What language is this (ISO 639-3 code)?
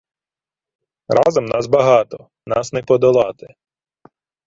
ukr